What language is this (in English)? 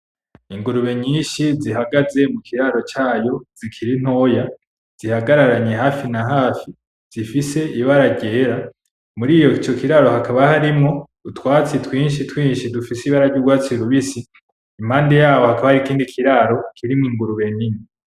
Rundi